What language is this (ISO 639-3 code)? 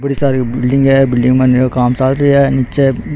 raj